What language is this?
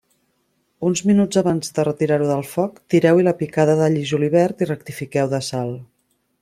Catalan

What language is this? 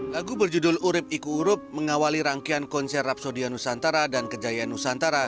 Indonesian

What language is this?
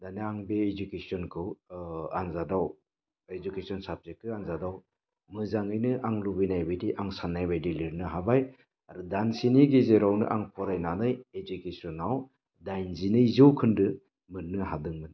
Bodo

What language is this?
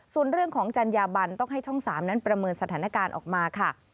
Thai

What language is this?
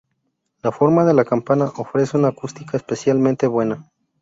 Spanish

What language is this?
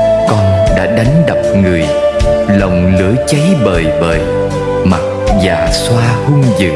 Vietnamese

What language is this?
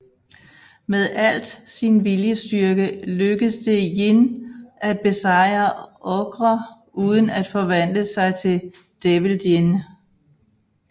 Danish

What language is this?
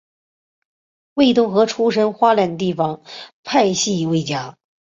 Chinese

